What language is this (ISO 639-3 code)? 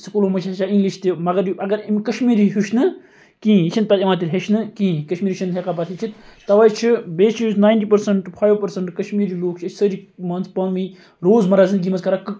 kas